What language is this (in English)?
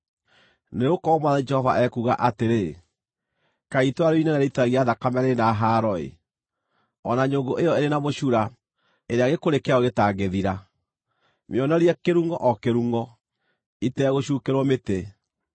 Kikuyu